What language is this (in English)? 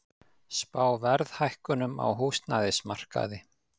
Icelandic